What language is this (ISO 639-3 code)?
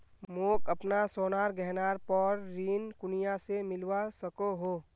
mag